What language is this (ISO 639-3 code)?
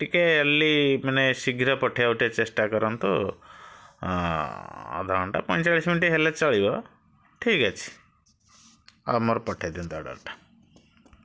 ori